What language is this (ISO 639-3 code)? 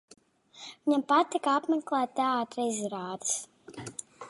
lav